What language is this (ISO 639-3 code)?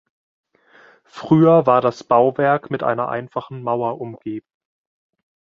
deu